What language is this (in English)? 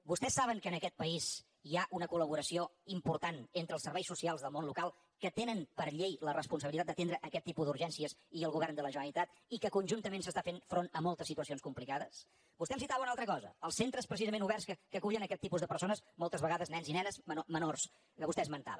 Catalan